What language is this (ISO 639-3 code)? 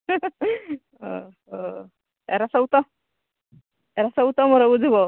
ori